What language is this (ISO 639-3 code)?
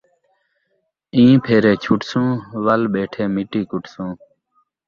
skr